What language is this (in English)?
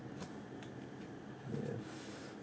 English